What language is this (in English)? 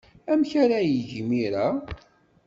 Kabyle